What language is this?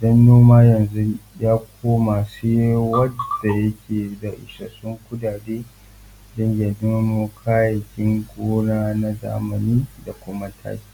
Hausa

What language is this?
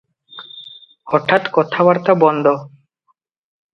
Odia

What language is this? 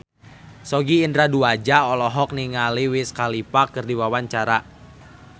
Sundanese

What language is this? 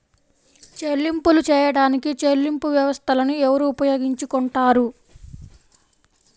Telugu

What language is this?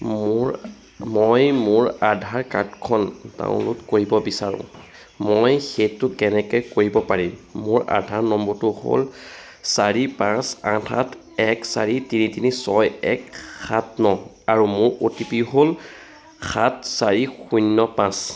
Assamese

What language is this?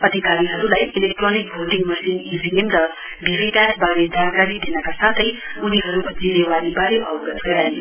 Nepali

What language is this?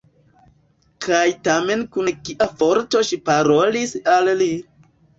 Esperanto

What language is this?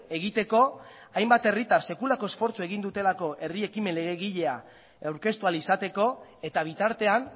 Basque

